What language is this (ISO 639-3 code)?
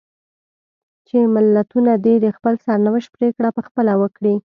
pus